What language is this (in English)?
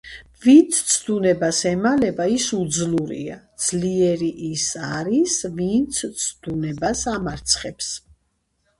Georgian